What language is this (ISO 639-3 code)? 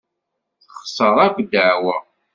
kab